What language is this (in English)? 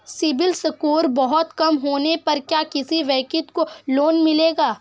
Hindi